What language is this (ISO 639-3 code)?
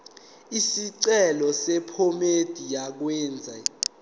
zul